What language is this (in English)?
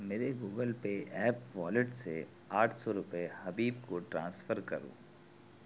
Urdu